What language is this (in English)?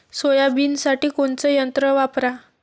Marathi